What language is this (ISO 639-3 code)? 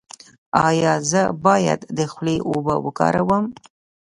pus